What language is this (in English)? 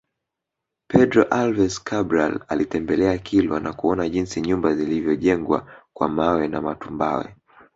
Swahili